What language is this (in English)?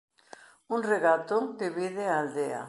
Galician